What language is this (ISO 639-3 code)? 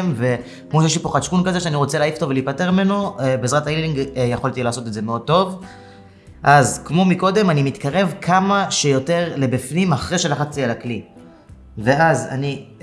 heb